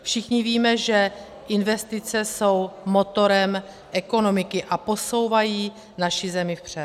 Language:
Czech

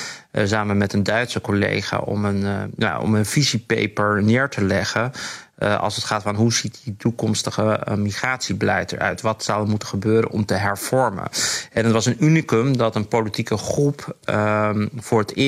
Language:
Dutch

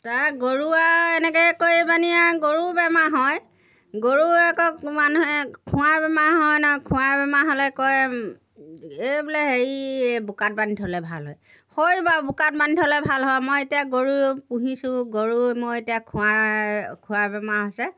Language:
Assamese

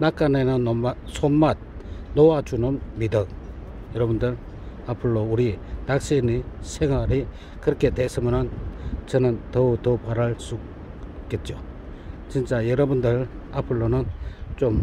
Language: Korean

